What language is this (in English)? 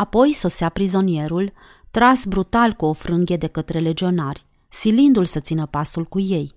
Romanian